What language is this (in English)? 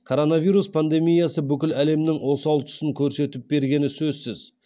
Kazakh